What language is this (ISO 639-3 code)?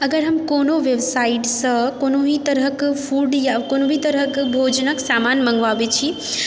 mai